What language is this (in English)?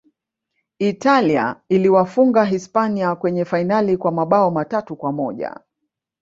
Swahili